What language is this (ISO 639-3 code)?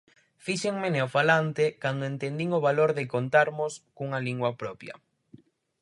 glg